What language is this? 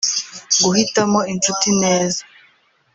Kinyarwanda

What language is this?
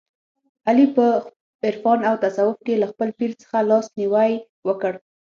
Pashto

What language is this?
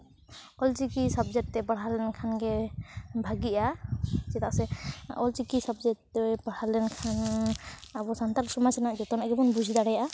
Santali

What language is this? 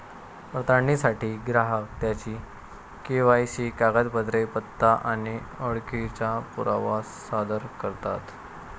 Marathi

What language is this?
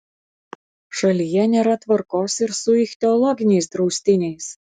Lithuanian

